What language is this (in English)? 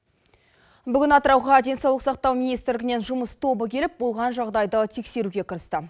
Kazakh